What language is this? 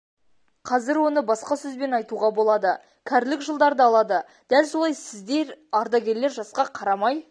Kazakh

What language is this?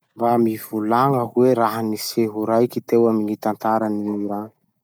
Masikoro Malagasy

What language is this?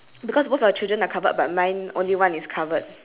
English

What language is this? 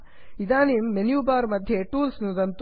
Sanskrit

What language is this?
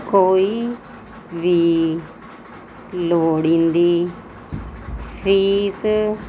Punjabi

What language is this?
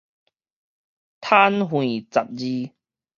Min Nan Chinese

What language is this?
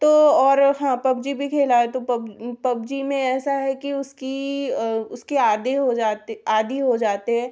Hindi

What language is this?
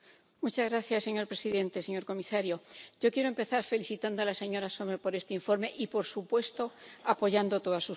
Spanish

